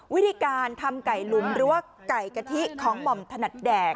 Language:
Thai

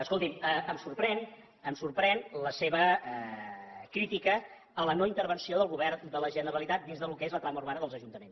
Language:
Catalan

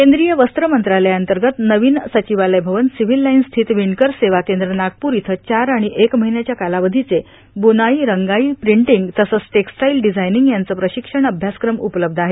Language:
Marathi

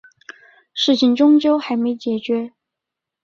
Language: Chinese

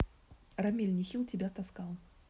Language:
Russian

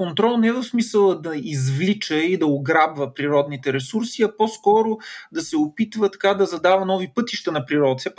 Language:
Bulgarian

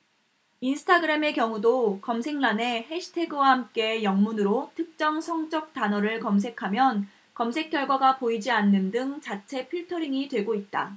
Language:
Korean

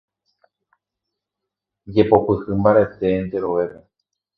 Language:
Guarani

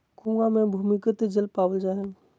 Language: Magahi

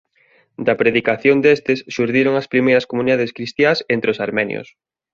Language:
Galician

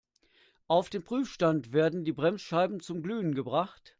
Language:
German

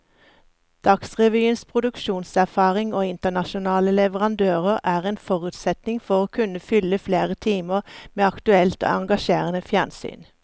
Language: Norwegian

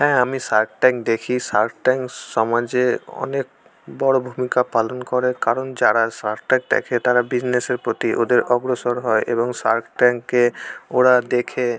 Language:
Bangla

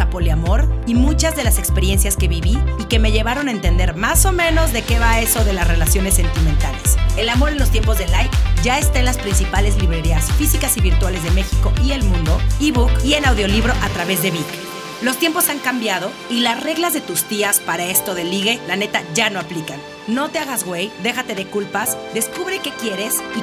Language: Spanish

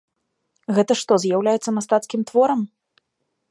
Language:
Belarusian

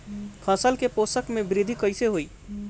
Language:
Bhojpuri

